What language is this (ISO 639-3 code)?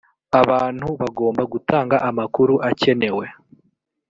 kin